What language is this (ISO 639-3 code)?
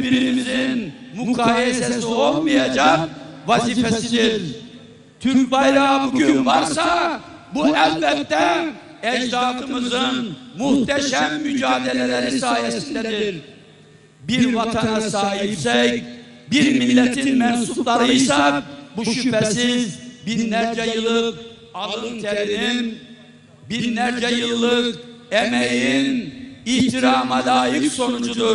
tur